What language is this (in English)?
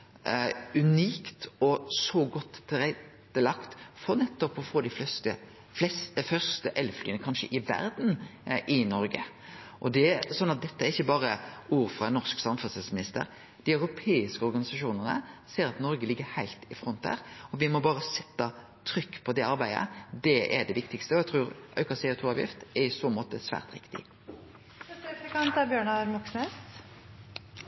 Norwegian Nynorsk